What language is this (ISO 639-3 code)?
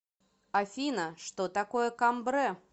rus